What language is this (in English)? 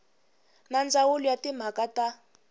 Tsonga